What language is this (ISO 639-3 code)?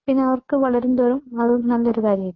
mal